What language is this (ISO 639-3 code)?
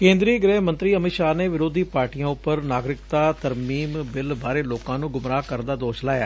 pan